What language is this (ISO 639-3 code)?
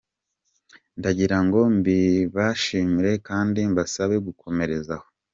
kin